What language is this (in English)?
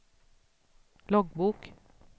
Swedish